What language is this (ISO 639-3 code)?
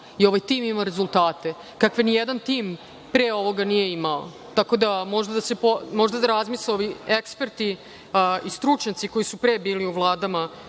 srp